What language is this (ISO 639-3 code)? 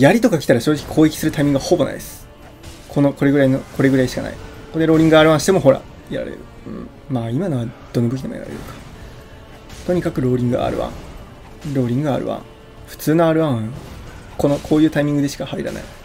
jpn